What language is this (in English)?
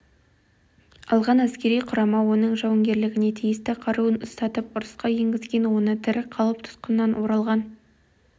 Kazakh